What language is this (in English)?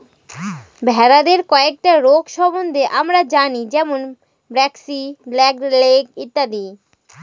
Bangla